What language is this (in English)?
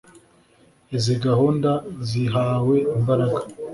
Kinyarwanda